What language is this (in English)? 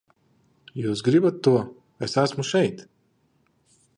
Latvian